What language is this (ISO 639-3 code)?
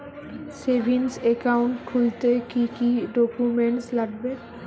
ben